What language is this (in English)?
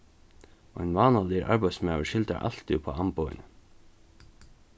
Faroese